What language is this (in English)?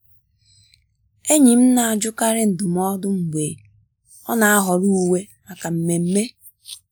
Igbo